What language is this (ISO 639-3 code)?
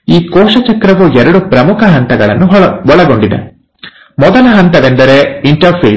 kan